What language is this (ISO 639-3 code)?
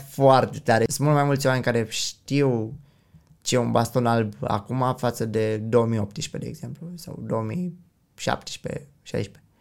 ron